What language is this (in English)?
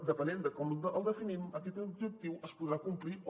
Catalan